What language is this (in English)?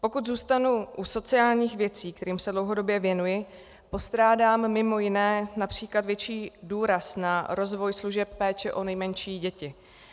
Czech